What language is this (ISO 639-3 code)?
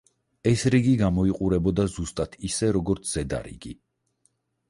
kat